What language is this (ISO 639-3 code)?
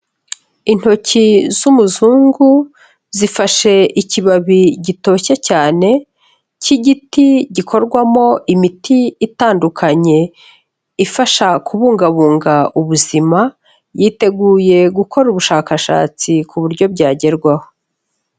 kin